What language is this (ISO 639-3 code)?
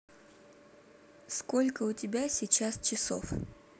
rus